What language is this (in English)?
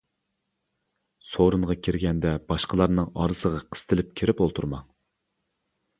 Uyghur